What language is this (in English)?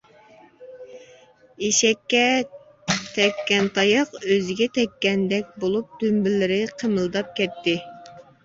Uyghur